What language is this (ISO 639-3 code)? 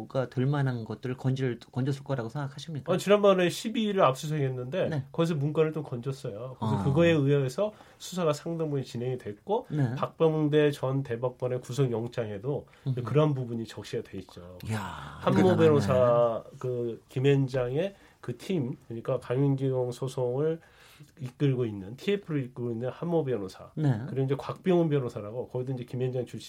kor